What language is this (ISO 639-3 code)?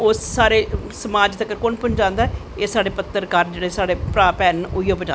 doi